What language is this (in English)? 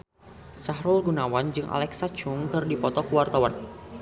Sundanese